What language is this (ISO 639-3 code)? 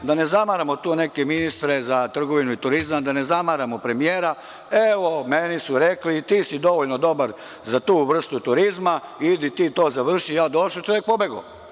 srp